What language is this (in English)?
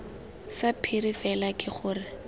Tswana